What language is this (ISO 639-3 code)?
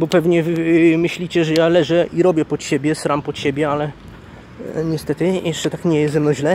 pol